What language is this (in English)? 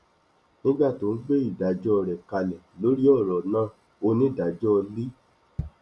Yoruba